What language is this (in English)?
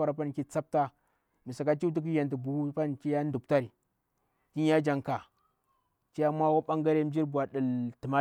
Bura-Pabir